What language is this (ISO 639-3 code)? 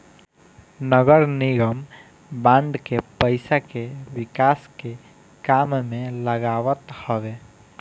bho